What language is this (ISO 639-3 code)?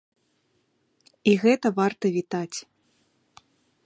bel